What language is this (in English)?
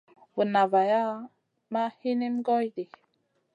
Masana